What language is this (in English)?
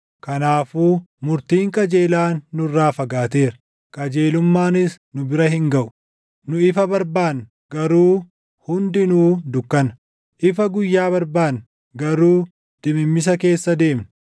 Oromo